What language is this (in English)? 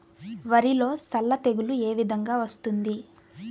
Telugu